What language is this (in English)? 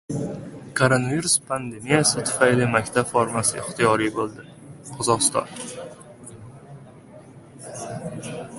Uzbek